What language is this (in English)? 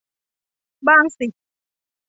Thai